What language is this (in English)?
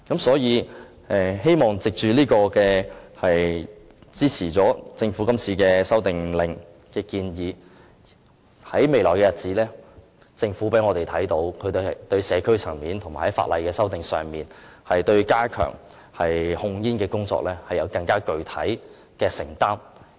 Cantonese